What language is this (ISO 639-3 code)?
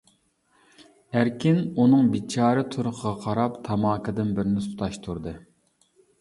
uig